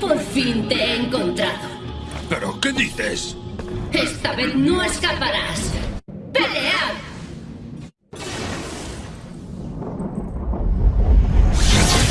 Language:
Spanish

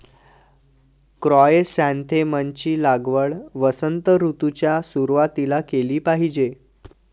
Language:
Marathi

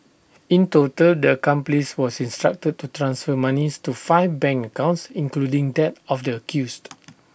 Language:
English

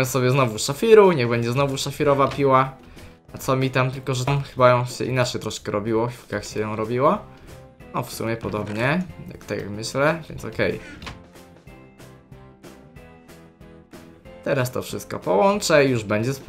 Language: Polish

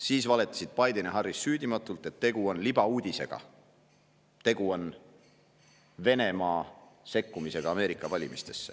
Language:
Estonian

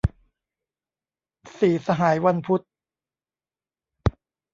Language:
Thai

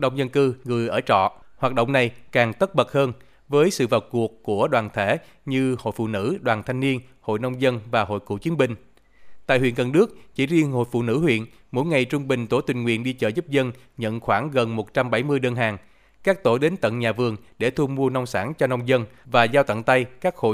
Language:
Vietnamese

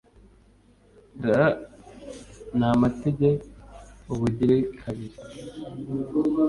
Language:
Kinyarwanda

